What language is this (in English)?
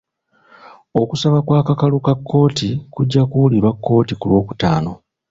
Ganda